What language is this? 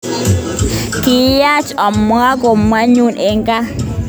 Kalenjin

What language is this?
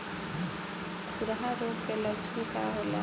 Bhojpuri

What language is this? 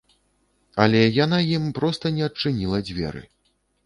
Belarusian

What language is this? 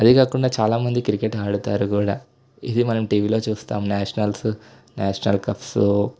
Telugu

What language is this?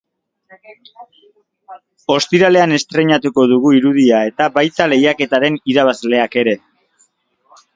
Basque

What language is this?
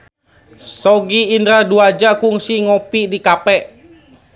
Sundanese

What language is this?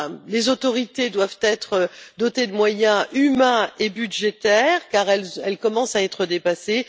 French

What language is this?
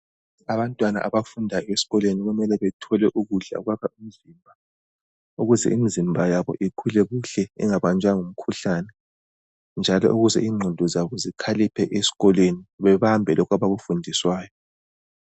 North Ndebele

